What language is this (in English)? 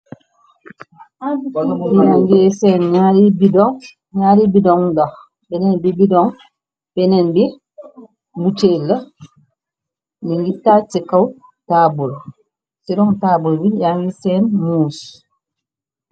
Wolof